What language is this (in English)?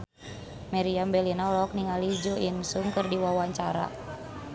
Sundanese